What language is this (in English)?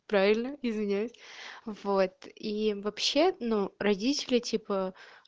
Russian